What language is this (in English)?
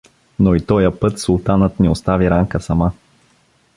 Bulgarian